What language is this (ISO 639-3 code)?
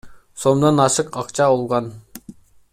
kir